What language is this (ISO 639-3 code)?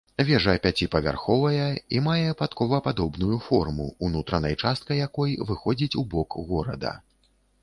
bel